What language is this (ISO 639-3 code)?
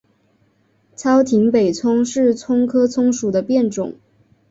zho